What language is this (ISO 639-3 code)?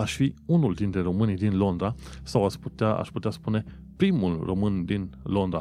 ron